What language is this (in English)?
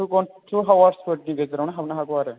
Bodo